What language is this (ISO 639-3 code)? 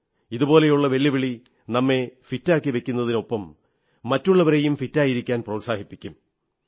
mal